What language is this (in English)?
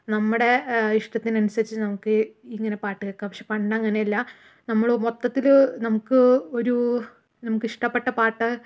Malayalam